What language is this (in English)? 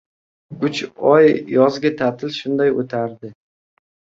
Uzbek